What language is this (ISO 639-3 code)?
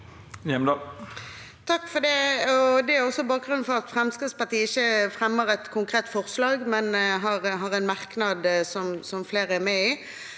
nor